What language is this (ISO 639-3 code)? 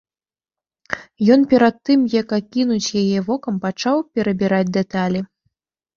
bel